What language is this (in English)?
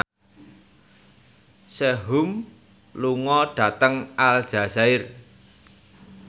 Javanese